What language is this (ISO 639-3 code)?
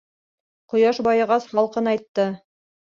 bak